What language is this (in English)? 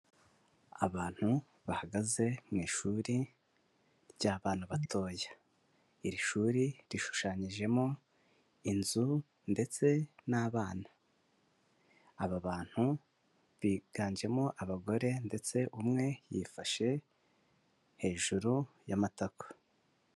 Kinyarwanda